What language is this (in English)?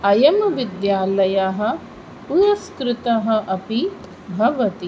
Sanskrit